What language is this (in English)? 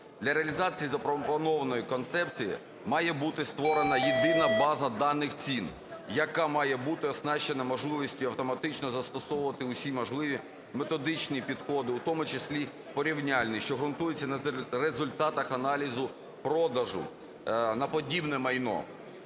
Ukrainian